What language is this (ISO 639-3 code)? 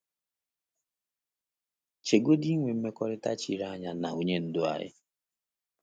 ibo